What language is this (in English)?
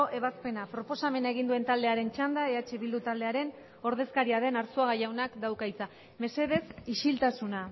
Basque